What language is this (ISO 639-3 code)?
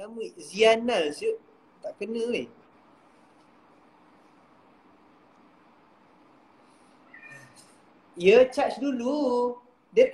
msa